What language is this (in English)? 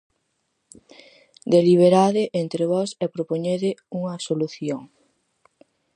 Galician